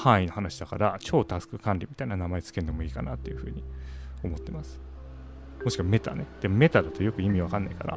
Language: Japanese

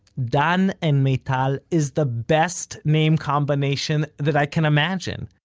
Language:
English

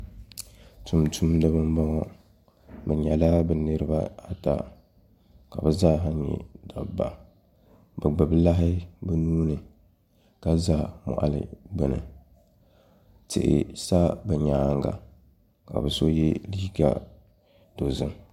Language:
Dagbani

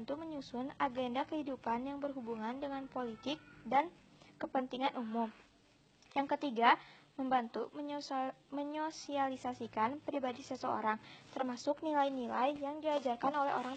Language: Indonesian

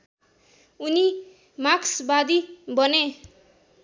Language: Nepali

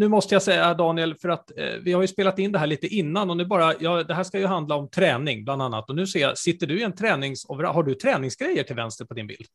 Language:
Swedish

